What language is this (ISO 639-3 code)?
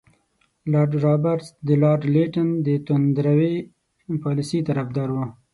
pus